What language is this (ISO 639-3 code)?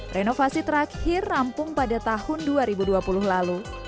ind